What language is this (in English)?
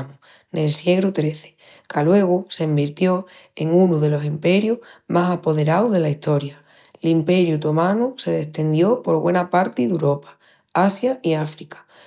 Extremaduran